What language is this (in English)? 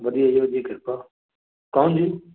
Punjabi